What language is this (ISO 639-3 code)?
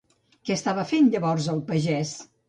cat